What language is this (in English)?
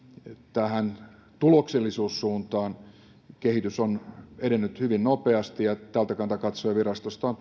Finnish